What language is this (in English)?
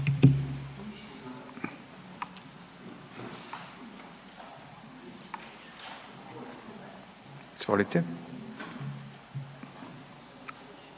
Croatian